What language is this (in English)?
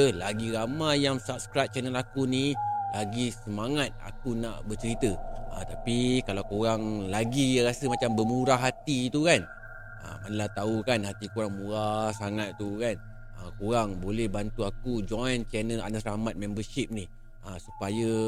Malay